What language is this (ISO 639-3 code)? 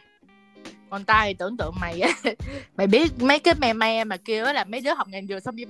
vie